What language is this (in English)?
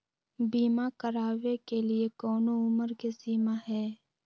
Magahi